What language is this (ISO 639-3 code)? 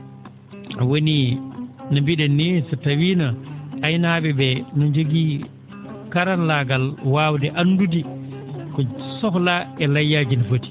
ful